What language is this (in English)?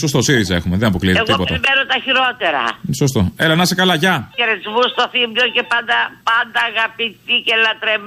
Greek